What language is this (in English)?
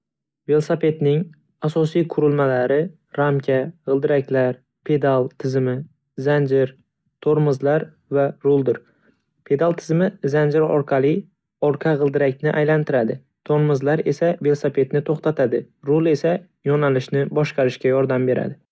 Uzbek